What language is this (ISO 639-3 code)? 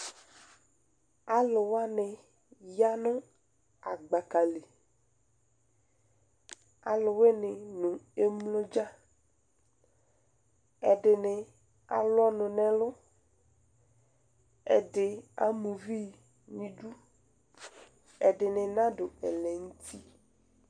kpo